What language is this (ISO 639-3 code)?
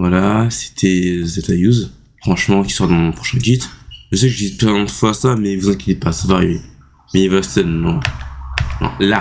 fra